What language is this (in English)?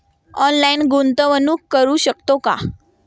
Marathi